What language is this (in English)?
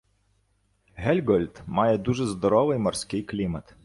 Ukrainian